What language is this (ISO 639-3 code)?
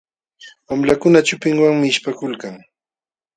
qxw